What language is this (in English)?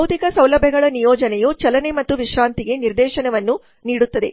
Kannada